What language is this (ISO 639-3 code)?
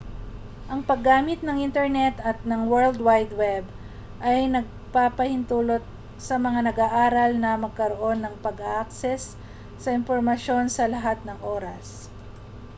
fil